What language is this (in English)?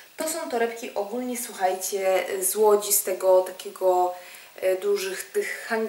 Polish